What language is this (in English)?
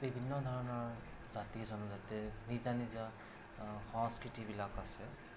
Assamese